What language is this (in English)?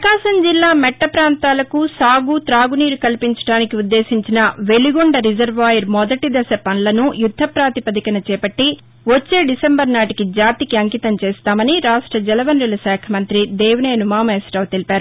Telugu